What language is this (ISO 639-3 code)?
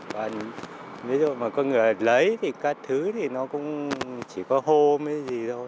vie